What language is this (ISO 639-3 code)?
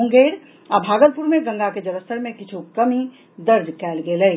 mai